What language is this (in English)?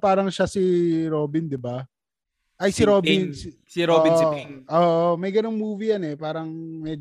Filipino